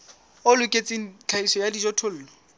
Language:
Southern Sotho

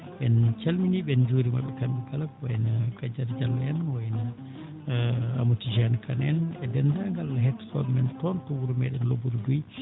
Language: Fula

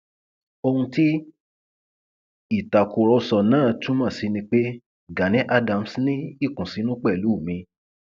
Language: Yoruba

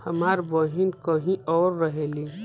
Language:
Bhojpuri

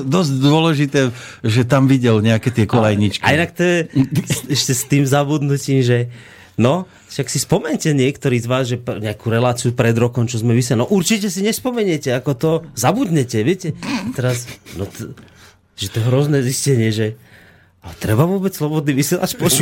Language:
Slovak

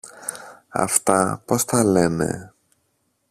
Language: Greek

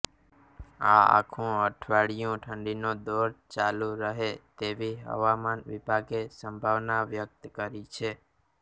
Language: Gujarati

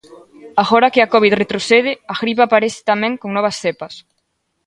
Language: Galician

